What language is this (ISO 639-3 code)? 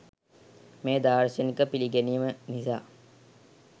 sin